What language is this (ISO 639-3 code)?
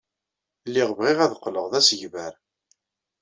kab